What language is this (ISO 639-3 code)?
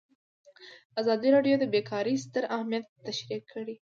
pus